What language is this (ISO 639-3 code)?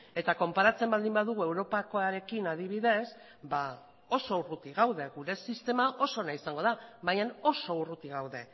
eus